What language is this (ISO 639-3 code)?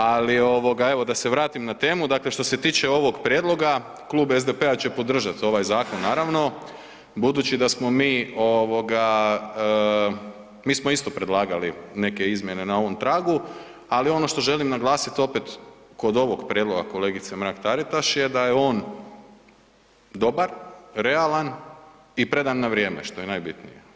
hrv